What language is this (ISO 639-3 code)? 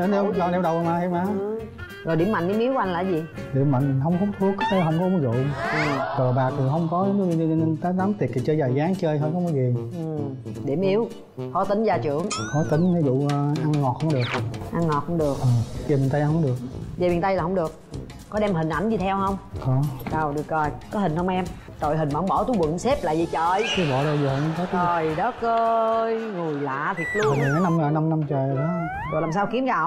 vie